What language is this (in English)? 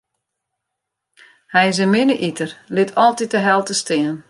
Western Frisian